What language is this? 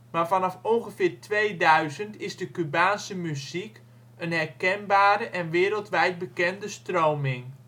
Dutch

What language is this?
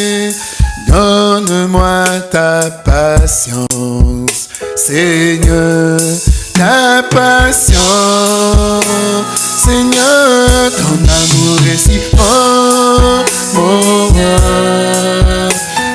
French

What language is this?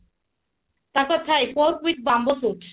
Odia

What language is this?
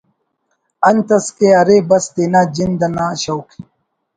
Brahui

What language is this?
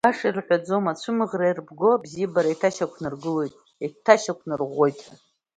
Abkhazian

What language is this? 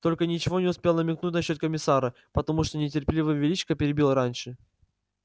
Russian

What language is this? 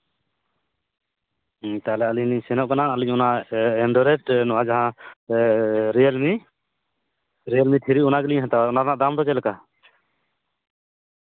Santali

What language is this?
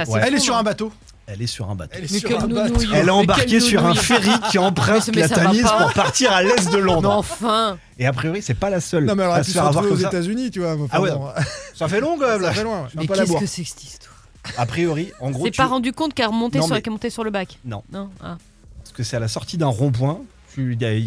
French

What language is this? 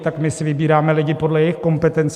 Czech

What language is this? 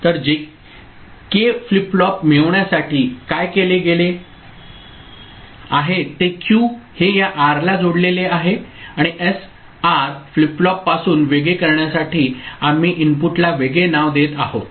Marathi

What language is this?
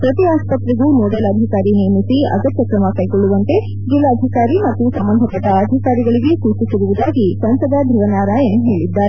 Kannada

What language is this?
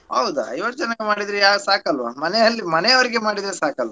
Kannada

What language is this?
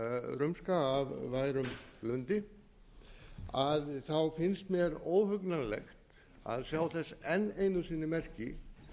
Icelandic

